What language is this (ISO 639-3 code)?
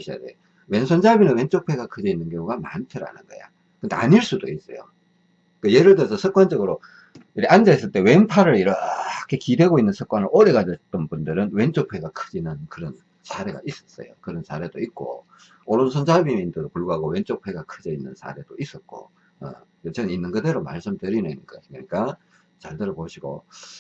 kor